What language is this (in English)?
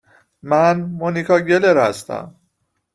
Persian